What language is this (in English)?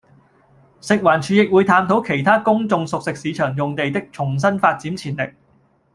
Cantonese